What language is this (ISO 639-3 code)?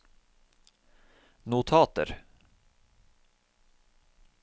nor